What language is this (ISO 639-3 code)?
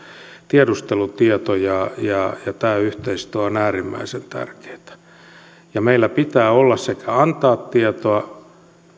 fin